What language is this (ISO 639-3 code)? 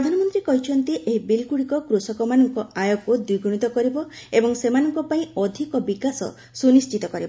ori